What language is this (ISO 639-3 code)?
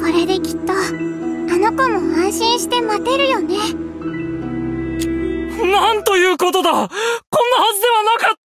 jpn